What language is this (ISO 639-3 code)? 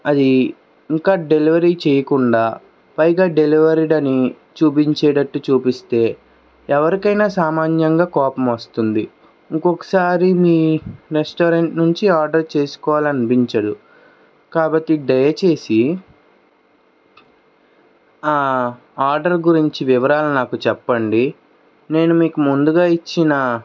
tel